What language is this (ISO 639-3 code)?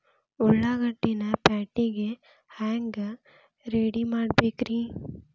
kan